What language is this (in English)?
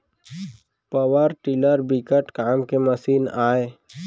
Chhattisgarhi